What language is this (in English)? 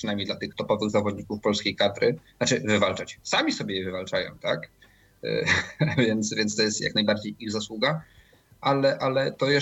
Polish